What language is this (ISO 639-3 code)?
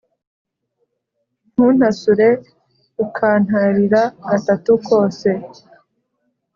kin